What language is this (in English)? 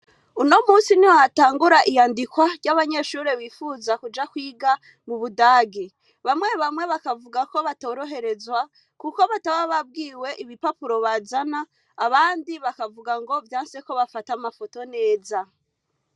Rundi